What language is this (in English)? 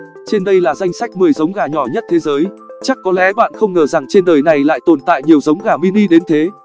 Vietnamese